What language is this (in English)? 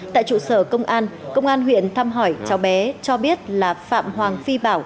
Vietnamese